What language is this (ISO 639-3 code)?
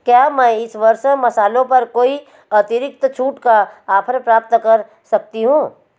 hin